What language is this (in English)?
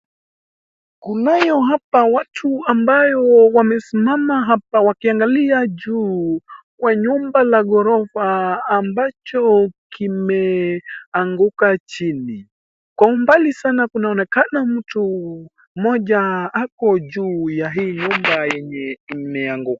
Swahili